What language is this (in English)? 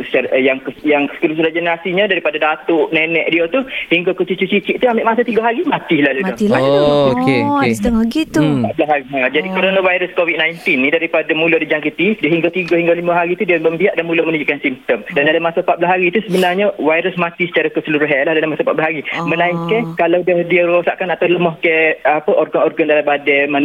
Malay